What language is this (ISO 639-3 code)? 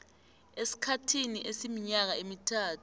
nbl